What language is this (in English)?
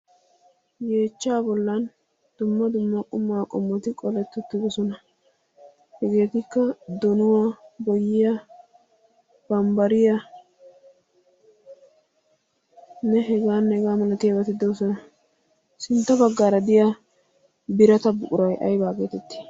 Wolaytta